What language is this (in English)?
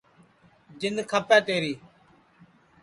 Sansi